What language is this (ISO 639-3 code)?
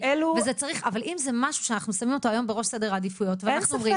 heb